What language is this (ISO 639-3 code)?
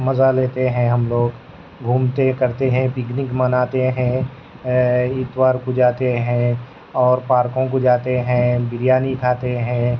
urd